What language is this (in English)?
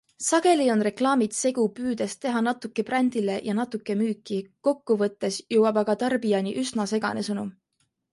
Estonian